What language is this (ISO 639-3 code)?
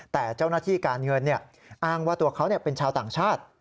tha